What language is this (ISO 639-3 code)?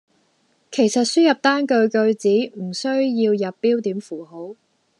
yue